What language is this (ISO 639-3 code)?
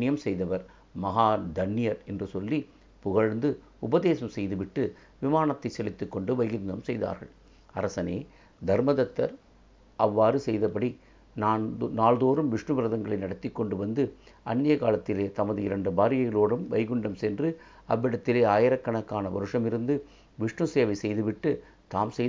tam